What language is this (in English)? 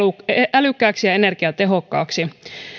Finnish